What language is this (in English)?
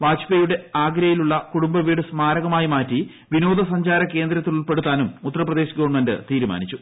Malayalam